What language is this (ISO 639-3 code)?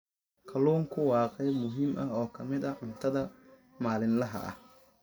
som